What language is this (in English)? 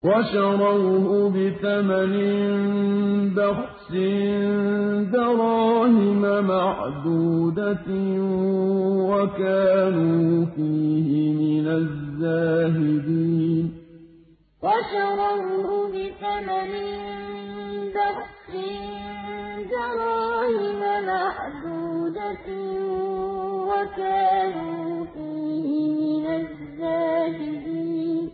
Arabic